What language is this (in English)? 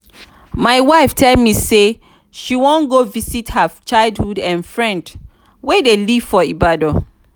Nigerian Pidgin